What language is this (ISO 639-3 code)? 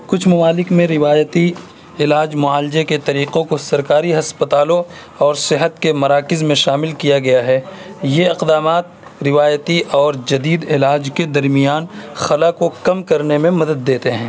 urd